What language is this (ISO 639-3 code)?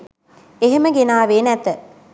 sin